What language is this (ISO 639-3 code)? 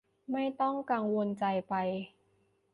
tha